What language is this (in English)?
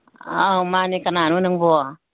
Manipuri